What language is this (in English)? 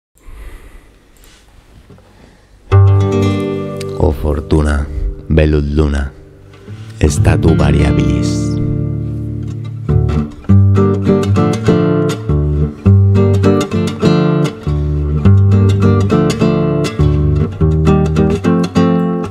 Italian